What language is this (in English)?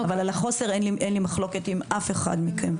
Hebrew